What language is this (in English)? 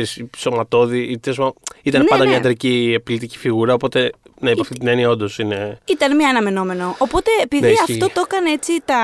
Greek